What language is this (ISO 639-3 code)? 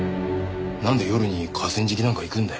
jpn